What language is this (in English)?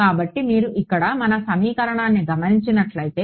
Telugu